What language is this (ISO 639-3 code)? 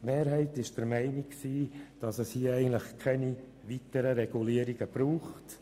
gsw